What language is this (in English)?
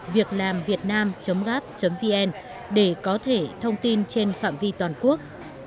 Vietnamese